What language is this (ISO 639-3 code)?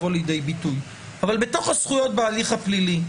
heb